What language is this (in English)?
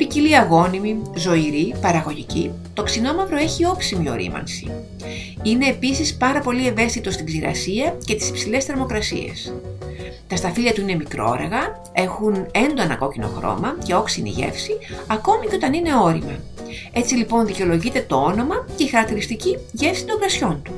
Greek